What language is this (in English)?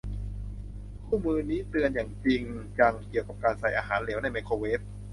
Thai